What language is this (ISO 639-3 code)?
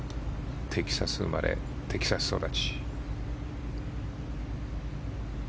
jpn